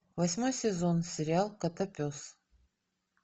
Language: Russian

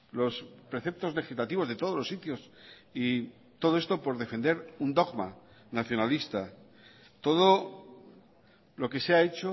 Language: Spanish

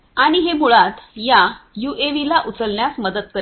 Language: Marathi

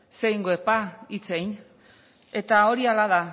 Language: Basque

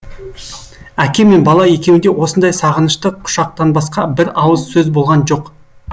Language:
Kazakh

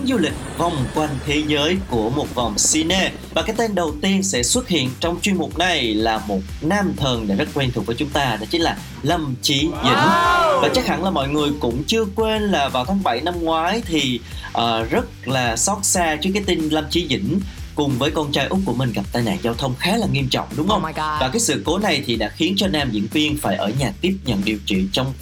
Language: Vietnamese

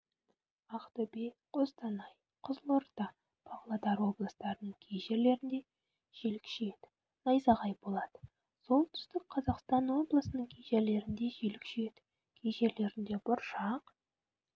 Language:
Kazakh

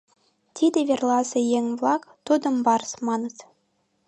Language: Mari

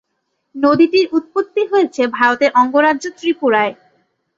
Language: Bangla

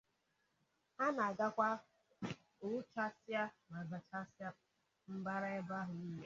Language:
Igbo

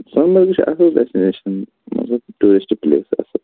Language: Kashmiri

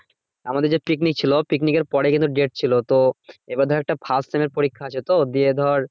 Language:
Bangla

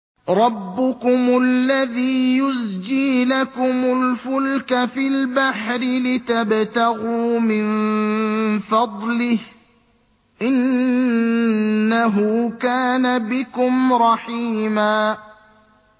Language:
Arabic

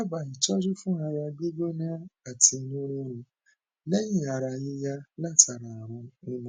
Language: Yoruba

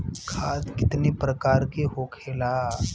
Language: Bhojpuri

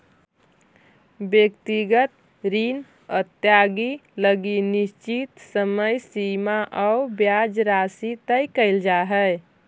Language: Magahi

